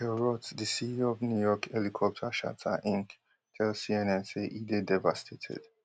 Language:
Nigerian Pidgin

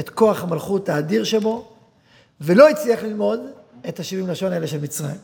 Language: Hebrew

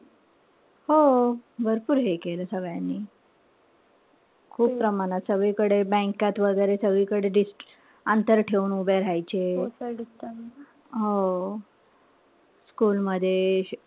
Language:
Marathi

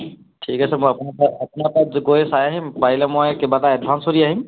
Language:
Assamese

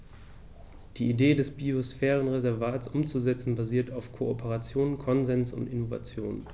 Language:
German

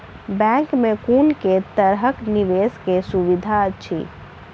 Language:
Maithili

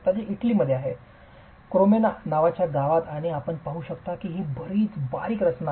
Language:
Marathi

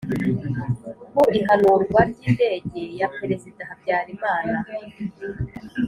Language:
Kinyarwanda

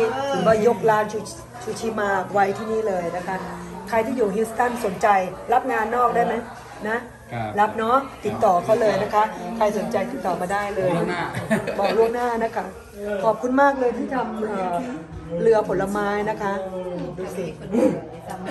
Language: Thai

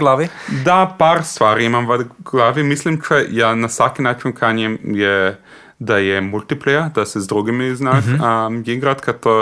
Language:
Croatian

